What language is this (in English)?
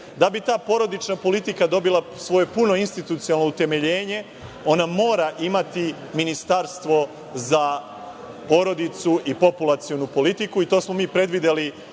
Serbian